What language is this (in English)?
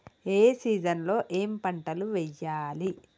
Telugu